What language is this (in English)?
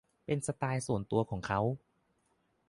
Thai